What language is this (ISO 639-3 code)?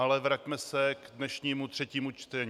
ces